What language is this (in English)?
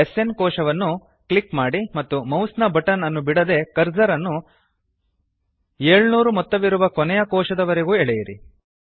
Kannada